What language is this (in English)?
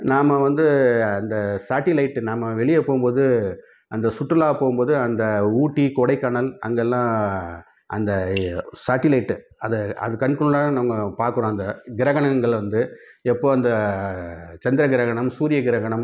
Tamil